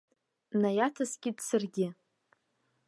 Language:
Abkhazian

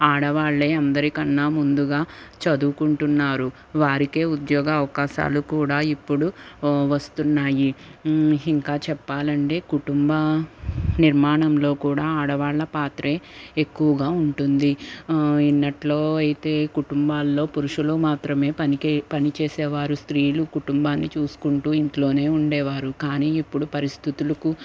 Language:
Telugu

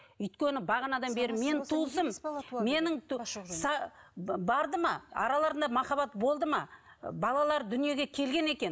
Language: Kazakh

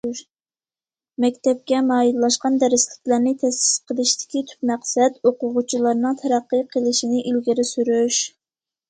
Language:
Uyghur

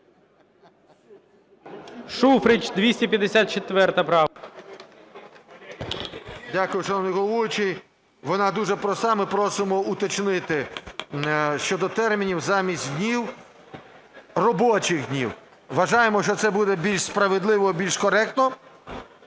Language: Ukrainian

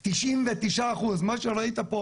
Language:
Hebrew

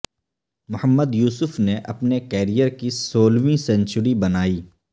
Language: Urdu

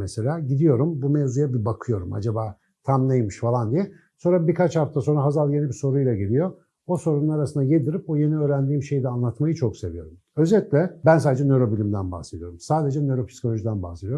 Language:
Turkish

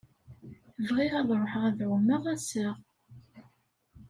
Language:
Kabyle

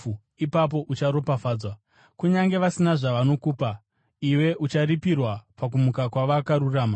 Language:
Shona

